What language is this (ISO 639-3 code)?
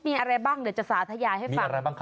tha